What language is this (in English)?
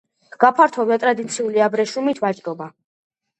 Georgian